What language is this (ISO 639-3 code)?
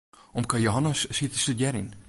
fry